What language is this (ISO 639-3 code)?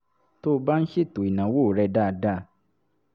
yor